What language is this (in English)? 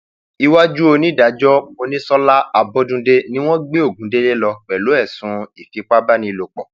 Yoruba